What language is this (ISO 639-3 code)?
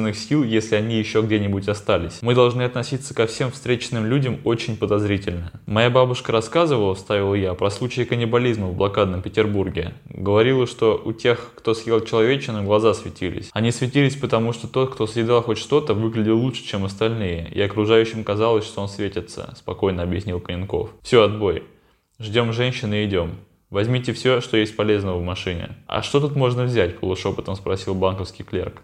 rus